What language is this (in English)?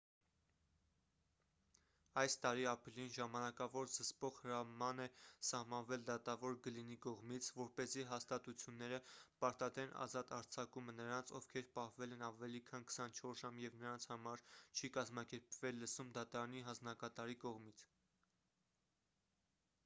Armenian